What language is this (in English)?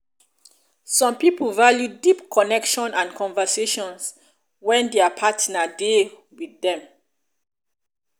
Nigerian Pidgin